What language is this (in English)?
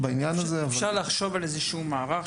Hebrew